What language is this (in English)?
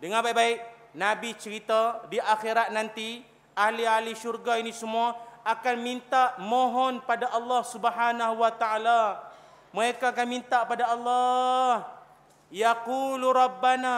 Malay